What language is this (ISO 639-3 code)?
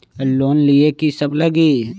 mag